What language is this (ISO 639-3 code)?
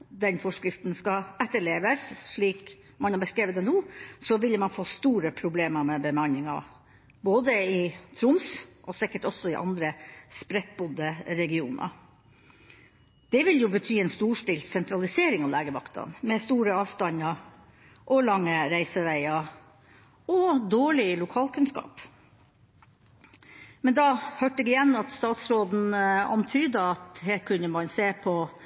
nob